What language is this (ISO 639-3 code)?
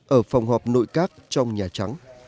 vie